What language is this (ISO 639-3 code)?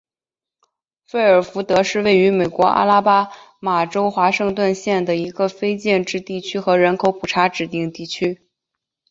zho